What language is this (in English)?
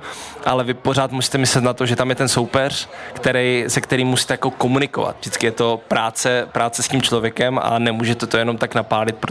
Czech